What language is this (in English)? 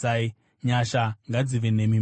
Shona